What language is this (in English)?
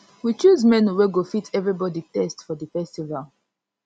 Nigerian Pidgin